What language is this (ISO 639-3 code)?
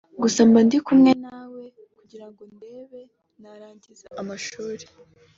kin